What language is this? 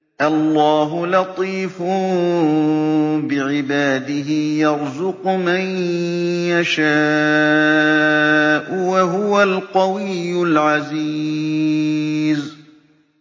Arabic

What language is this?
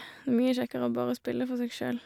Norwegian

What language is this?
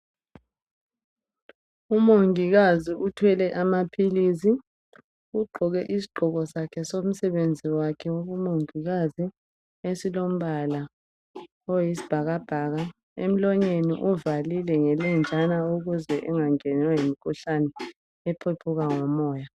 North Ndebele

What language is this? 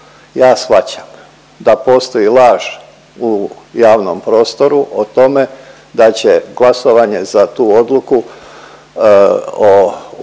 Croatian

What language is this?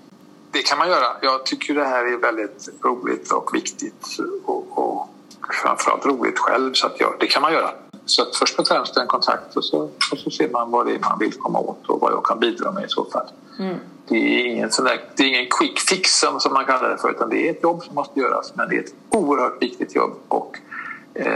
Swedish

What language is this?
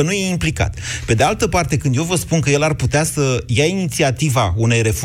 Romanian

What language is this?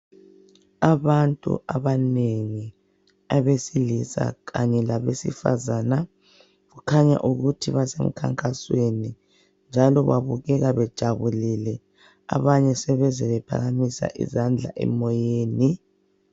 North Ndebele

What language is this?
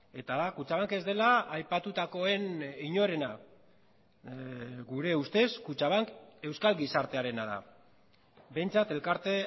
Basque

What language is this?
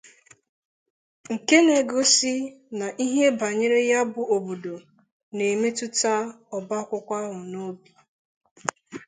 Igbo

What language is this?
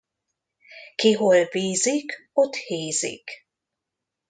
Hungarian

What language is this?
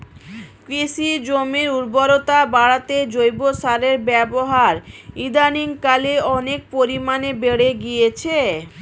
Bangla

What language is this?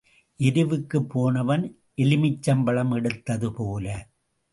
Tamil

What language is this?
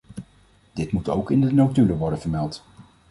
Dutch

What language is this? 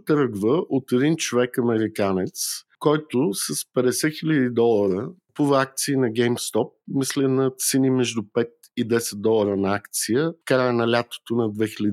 Bulgarian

